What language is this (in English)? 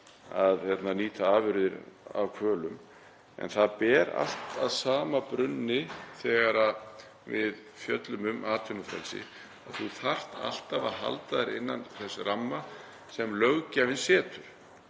Icelandic